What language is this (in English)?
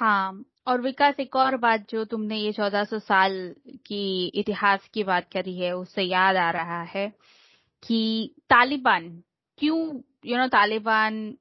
Hindi